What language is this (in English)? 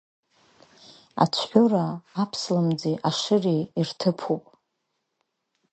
Abkhazian